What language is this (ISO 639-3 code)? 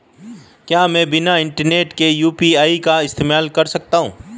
hin